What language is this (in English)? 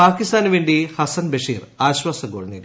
Malayalam